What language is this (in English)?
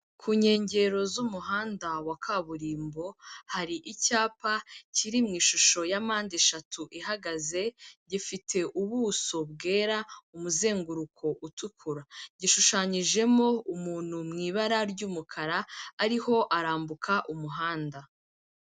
Kinyarwanda